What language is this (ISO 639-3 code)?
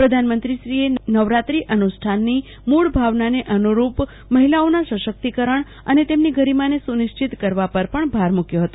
guj